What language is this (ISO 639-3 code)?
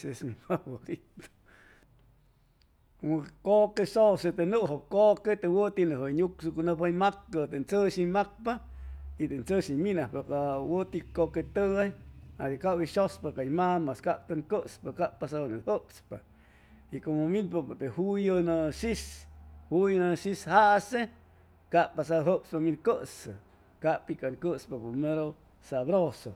zoh